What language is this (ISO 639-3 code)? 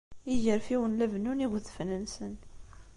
kab